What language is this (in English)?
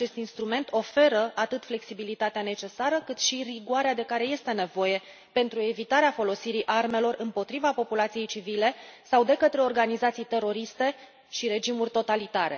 Romanian